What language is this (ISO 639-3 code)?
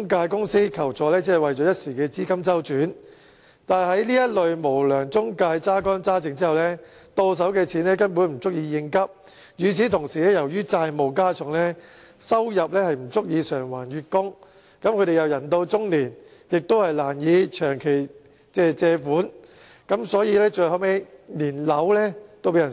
yue